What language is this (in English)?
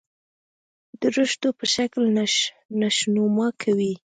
Pashto